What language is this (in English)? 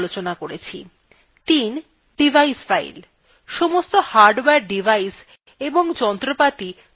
Bangla